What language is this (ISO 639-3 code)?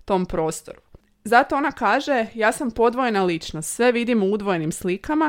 hrv